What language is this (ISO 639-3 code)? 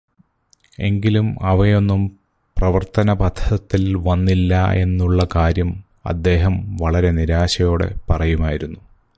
mal